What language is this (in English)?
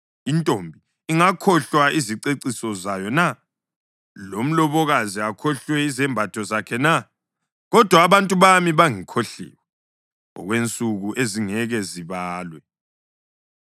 North Ndebele